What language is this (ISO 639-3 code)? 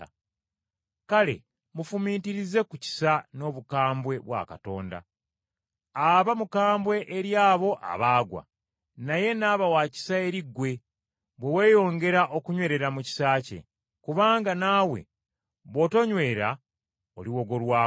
lug